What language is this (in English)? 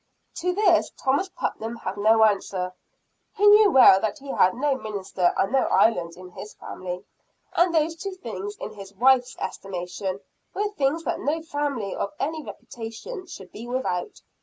English